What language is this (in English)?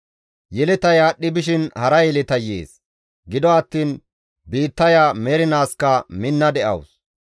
Gamo